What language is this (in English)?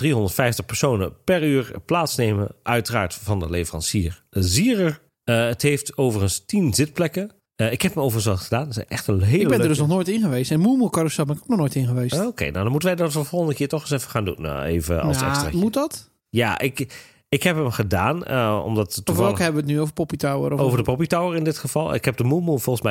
Dutch